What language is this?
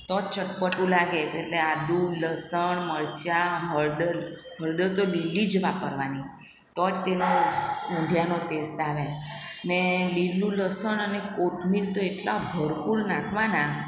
Gujarati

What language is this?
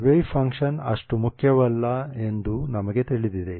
Kannada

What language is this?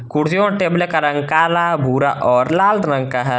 Hindi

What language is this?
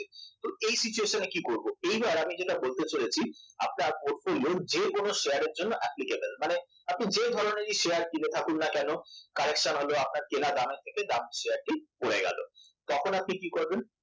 Bangla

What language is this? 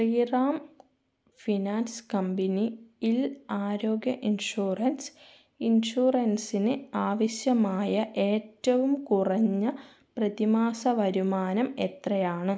Malayalam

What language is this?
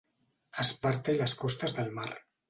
Catalan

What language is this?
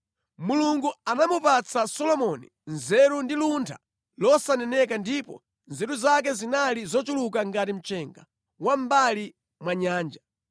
Nyanja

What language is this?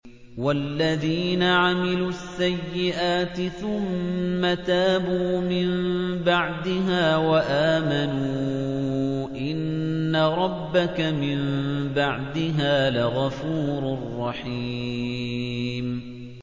Arabic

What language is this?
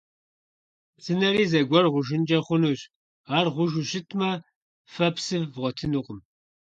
Kabardian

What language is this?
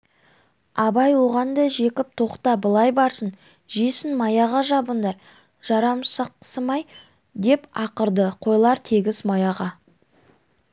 Kazakh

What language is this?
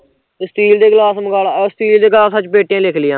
Punjabi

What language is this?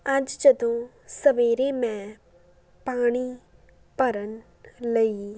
Punjabi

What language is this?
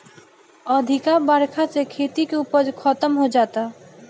Bhojpuri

